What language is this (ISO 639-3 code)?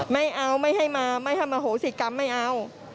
tha